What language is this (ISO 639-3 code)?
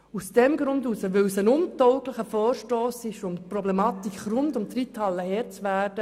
gsw